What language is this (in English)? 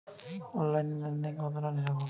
Bangla